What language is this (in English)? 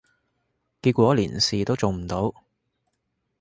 Cantonese